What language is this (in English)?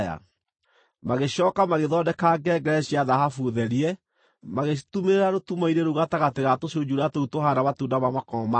Kikuyu